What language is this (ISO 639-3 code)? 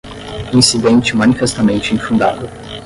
por